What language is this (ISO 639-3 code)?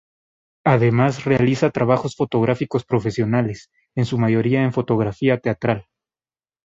spa